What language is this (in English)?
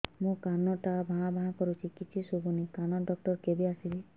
Odia